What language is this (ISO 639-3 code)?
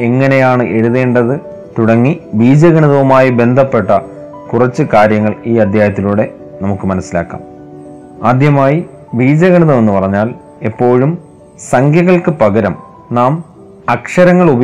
mal